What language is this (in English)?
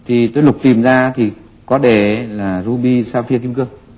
Vietnamese